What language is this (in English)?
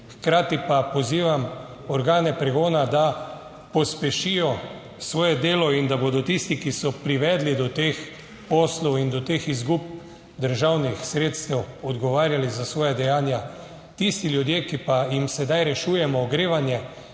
Slovenian